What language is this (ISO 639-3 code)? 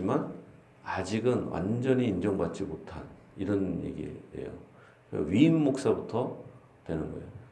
kor